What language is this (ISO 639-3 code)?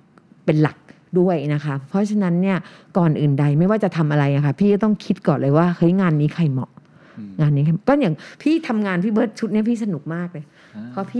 tha